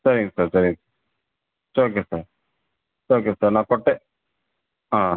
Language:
Tamil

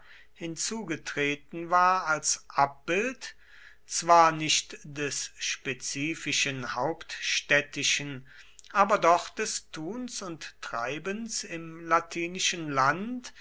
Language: German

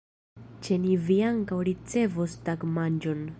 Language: Esperanto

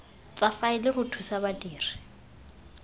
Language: Tswana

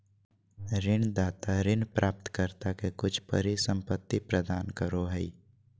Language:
Magahi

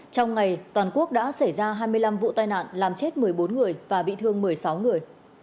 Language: Vietnamese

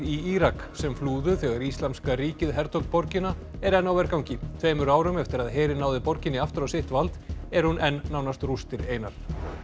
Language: Icelandic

